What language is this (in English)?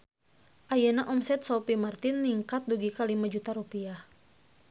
Sundanese